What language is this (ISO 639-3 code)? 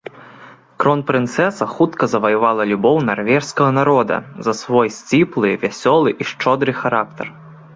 bel